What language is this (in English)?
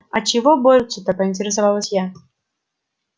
Russian